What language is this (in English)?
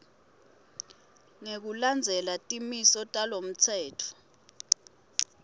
Swati